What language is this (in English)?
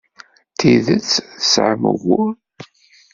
Kabyle